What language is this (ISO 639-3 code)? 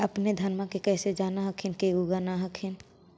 mag